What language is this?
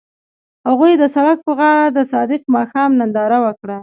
Pashto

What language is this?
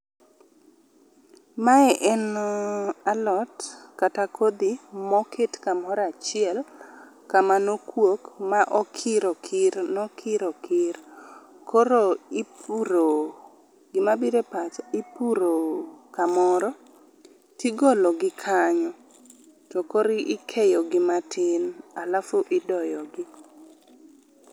Luo (Kenya and Tanzania)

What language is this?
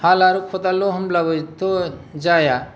Bodo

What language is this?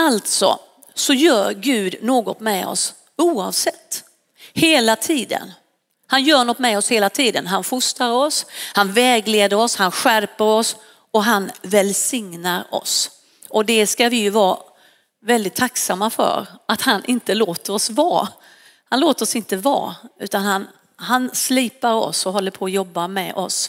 Swedish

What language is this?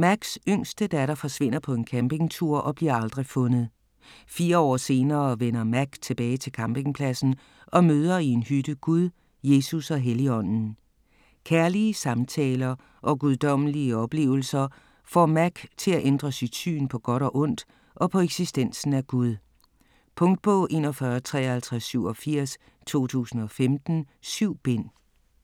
Danish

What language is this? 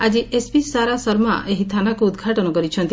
Odia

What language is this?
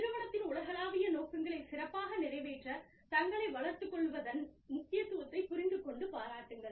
Tamil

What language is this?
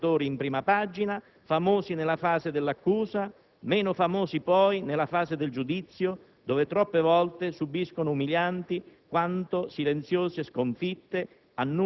Italian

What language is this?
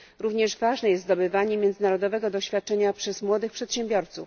Polish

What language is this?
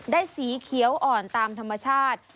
Thai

